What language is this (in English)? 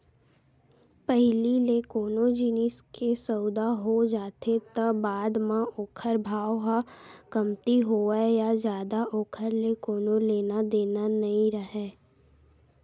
Chhattisgarhi